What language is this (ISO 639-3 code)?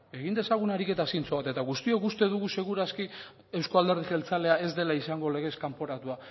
eus